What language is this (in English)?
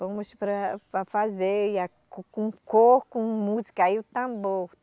Portuguese